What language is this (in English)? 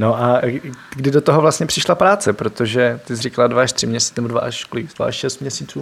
Czech